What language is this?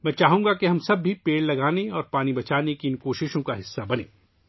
Urdu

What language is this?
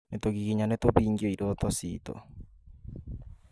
Kikuyu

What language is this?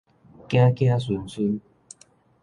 Min Nan Chinese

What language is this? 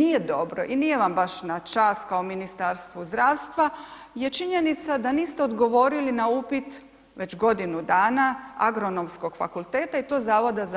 Croatian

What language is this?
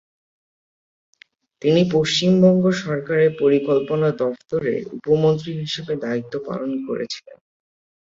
Bangla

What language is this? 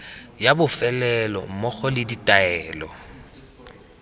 Tswana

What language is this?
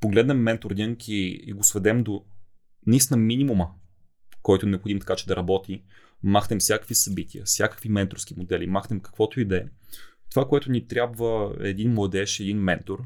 Bulgarian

